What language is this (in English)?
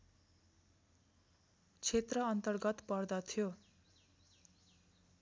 Nepali